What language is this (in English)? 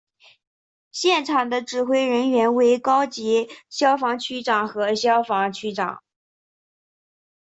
Chinese